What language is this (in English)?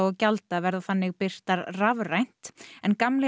Icelandic